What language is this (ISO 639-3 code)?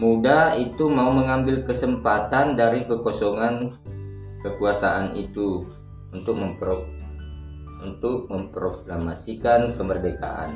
ind